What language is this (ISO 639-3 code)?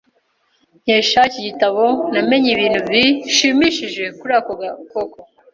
kin